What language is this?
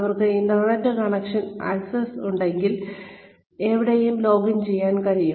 Malayalam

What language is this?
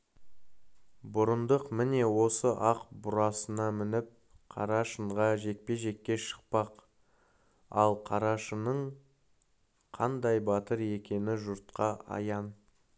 Kazakh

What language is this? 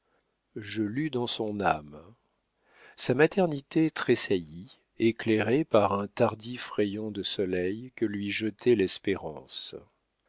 French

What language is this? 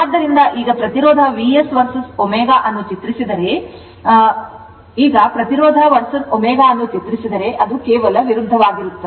Kannada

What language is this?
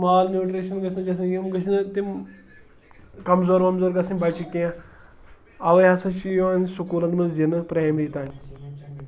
Kashmiri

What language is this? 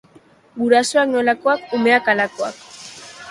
Basque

